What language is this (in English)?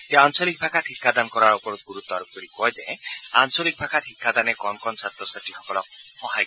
Assamese